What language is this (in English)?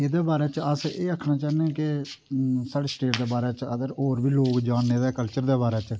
Dogri